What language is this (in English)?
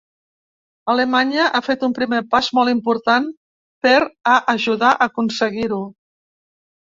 Catalan